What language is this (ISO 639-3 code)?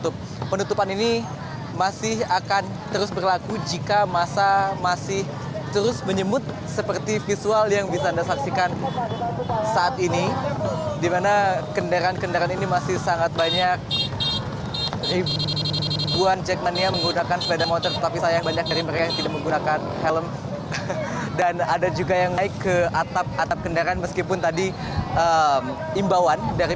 ind